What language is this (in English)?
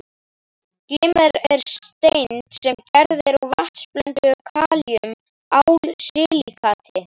Icelandic